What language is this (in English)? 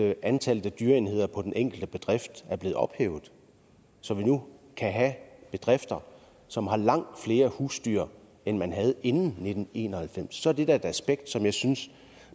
Danish